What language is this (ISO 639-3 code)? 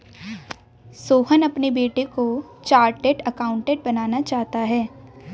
hin